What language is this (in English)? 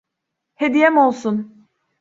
Turkish